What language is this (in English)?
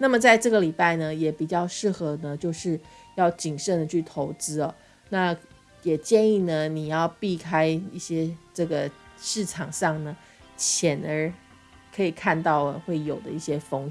Chinese